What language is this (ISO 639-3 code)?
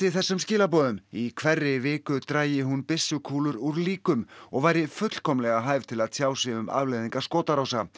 isl